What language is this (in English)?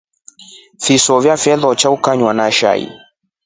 Rombo